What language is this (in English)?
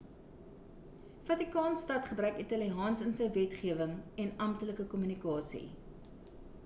Afrikaans